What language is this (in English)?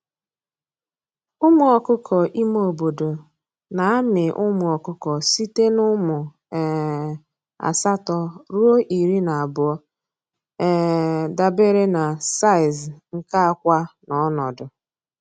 Igbo